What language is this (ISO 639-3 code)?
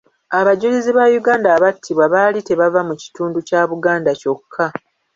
lug